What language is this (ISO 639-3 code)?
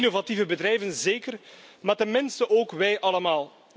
nld